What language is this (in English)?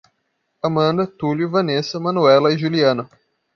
Portuguese